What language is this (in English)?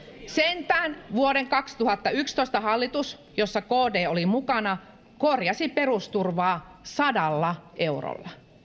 Finnish